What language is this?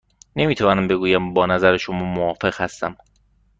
Persian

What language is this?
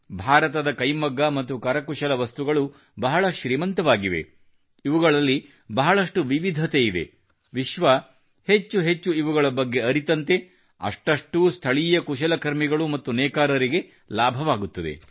Kannada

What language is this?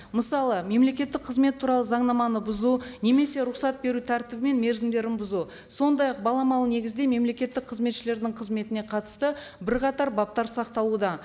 Kazakh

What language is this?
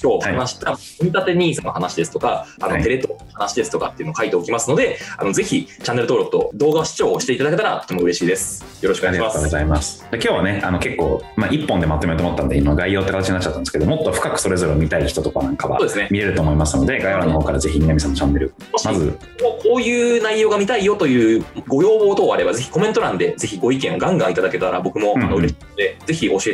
Japanese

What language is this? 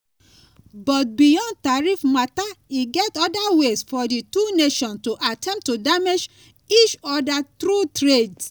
Nigerian Pidgin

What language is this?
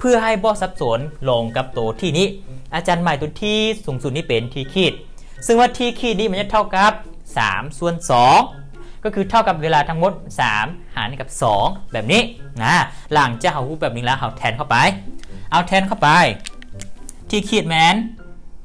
Thai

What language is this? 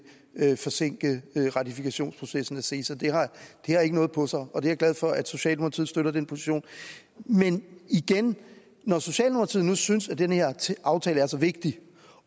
Danish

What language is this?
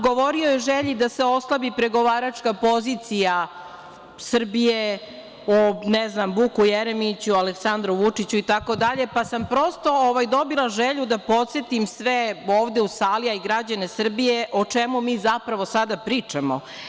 Serbian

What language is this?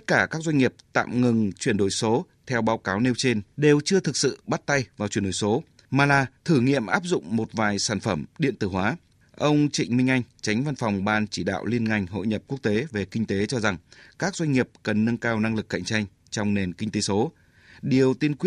Vietnamese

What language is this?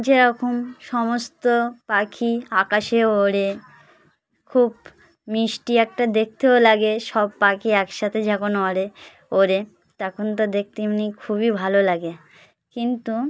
Bangla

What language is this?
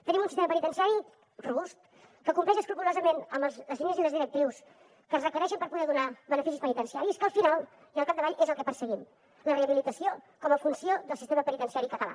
Catalan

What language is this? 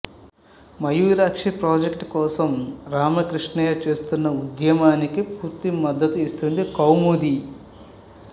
Telugu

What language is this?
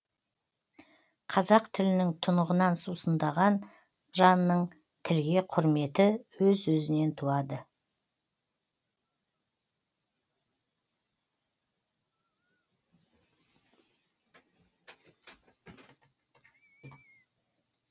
Kazakh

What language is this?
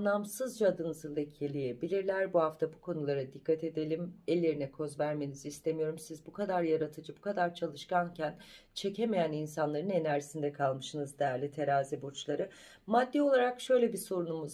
Turkish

